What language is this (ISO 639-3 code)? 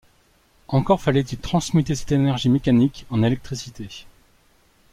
fra